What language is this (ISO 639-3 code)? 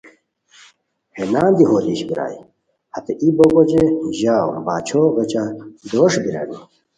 khw